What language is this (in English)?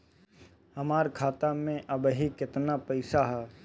Bhojpuri